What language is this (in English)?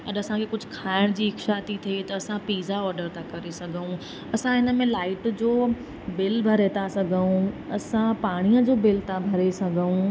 Sindhi